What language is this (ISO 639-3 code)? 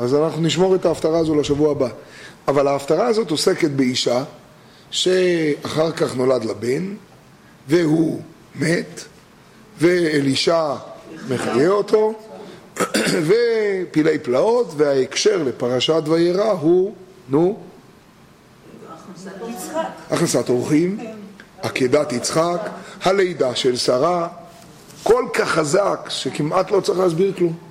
heb